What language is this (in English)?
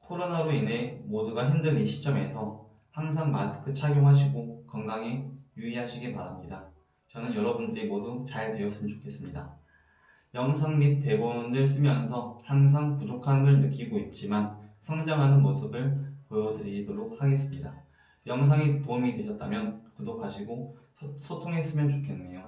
Korean